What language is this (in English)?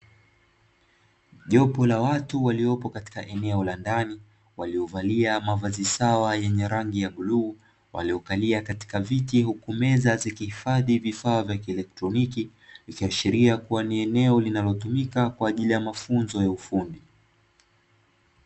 Swahili